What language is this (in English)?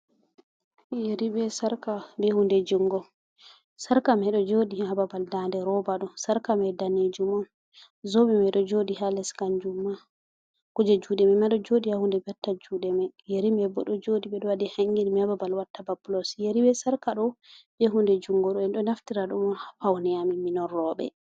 Fula